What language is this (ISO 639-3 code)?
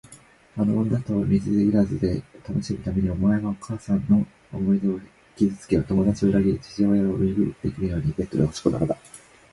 jpn